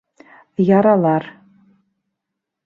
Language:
Bashkir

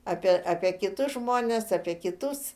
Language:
Lithuanian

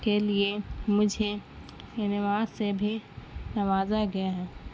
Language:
Urdu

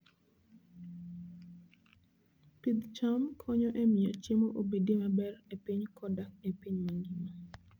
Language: Luo (Kenya and Tanzania)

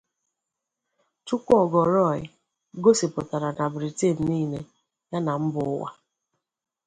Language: Igbo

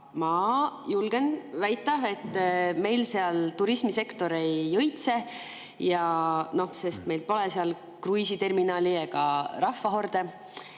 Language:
Estonian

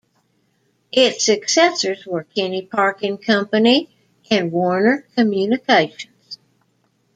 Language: English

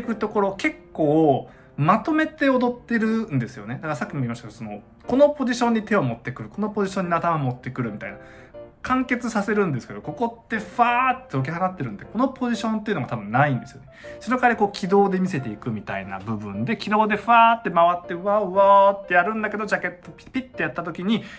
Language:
Japanese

